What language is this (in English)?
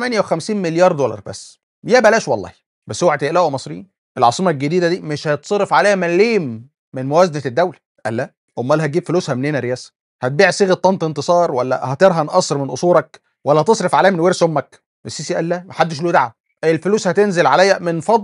Arabic